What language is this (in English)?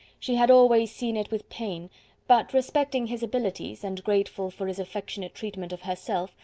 English